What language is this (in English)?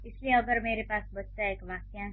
Hindi